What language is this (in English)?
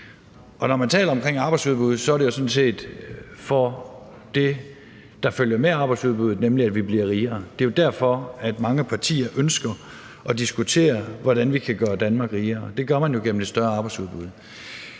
Danish